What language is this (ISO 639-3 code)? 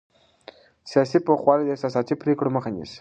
pus